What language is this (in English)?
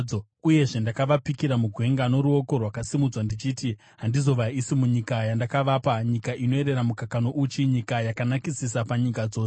Shona